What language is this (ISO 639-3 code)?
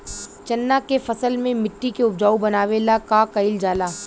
bho